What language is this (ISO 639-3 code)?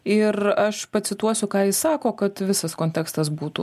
lit